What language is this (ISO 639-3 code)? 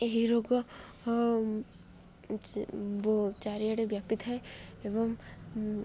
ori